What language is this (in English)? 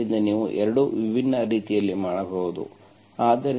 Kannada